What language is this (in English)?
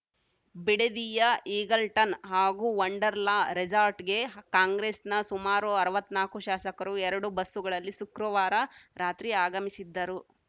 Kannada